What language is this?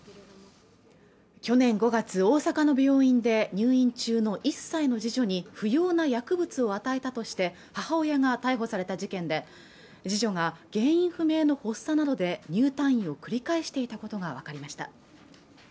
Japanese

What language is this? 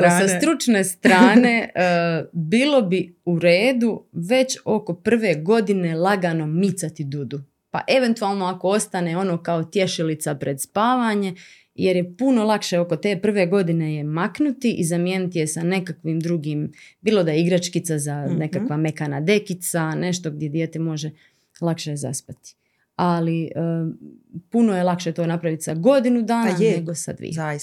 Croatian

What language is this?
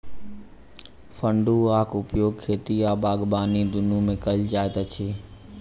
Maithili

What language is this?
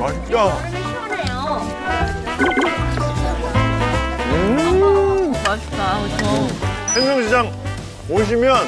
Korean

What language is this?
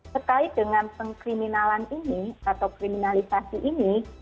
Indonesian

